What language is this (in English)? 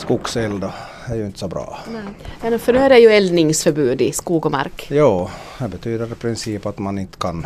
Swedish